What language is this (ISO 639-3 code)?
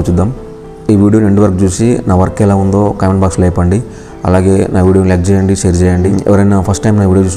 ind